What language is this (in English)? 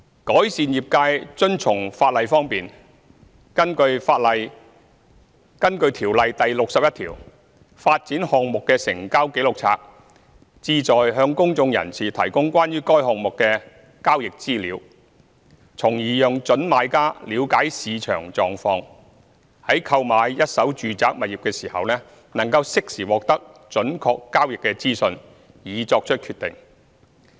Cantonese